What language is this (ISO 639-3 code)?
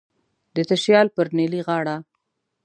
pus